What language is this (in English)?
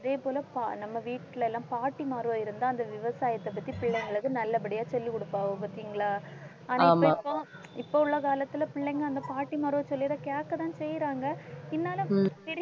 Tamil